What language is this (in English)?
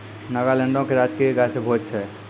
Maithili